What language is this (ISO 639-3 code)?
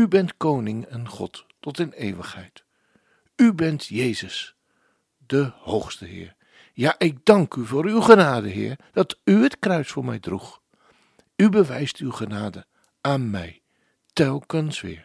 nld